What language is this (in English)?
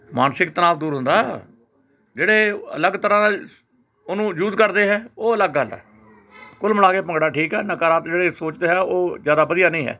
Punjabi